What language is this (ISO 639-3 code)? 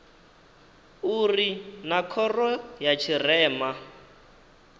ven